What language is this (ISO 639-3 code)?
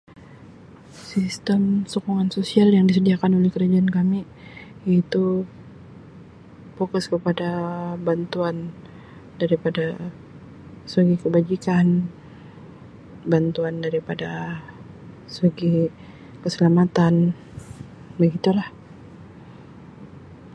msi